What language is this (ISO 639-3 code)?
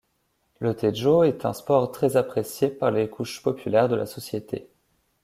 fra